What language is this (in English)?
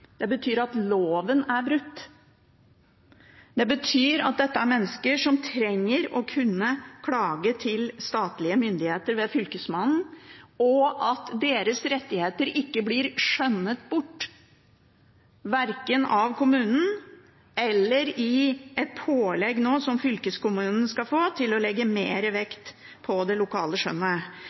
Norwegian Bokmål